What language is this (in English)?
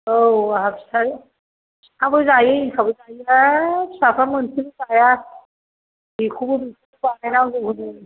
Bodo